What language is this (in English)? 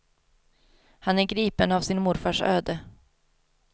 Swedish